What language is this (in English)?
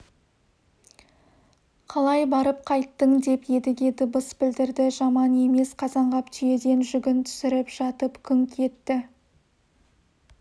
Kazakh